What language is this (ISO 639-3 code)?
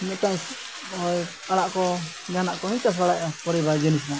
sat